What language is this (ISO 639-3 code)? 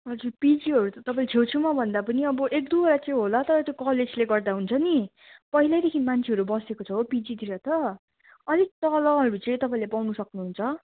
nep